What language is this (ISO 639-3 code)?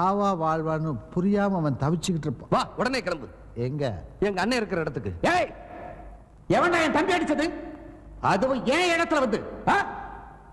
kor